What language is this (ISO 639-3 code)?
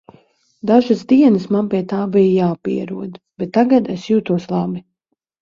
lav